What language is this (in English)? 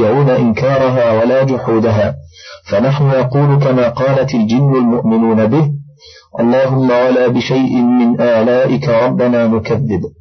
Arabic